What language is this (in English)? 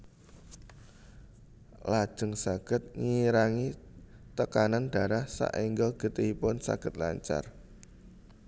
Javanese